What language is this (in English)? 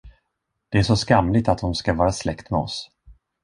Swedish